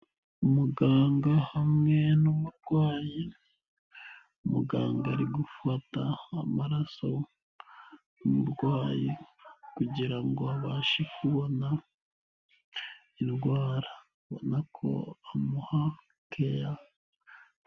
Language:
Kinyarwanda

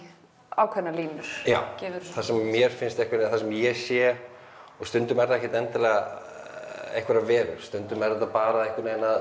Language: Icelandic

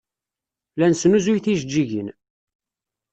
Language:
Kabyle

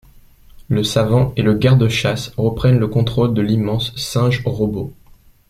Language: French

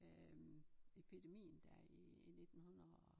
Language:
Danish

